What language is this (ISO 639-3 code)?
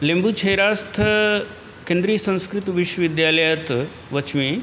san